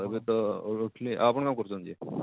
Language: Odia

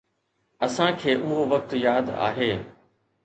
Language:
Sindhi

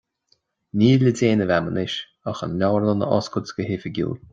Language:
Irish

